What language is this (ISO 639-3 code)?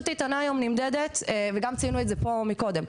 heb